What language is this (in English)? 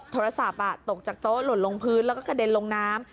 Thai